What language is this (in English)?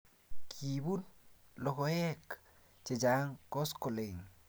Kalenjin